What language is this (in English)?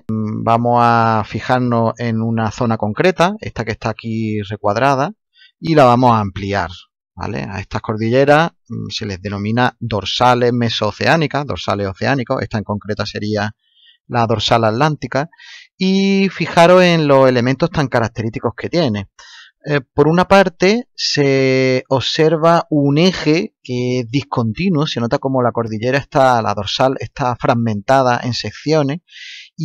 Spanish